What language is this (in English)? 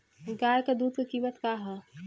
Bhojpuri